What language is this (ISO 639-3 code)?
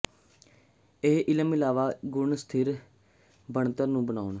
pan